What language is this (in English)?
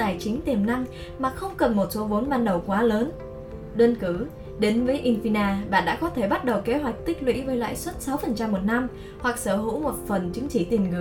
Vietnamese